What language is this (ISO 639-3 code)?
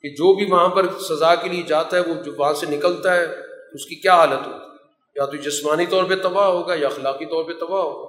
urd